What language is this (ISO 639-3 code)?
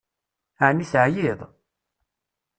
kab